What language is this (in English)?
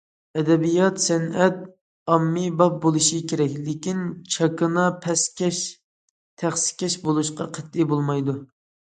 Uyghur